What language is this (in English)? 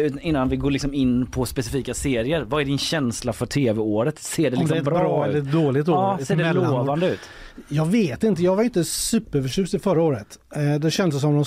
Swedish